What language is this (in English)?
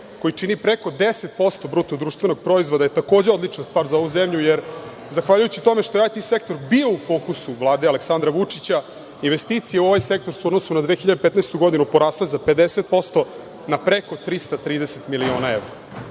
Serbian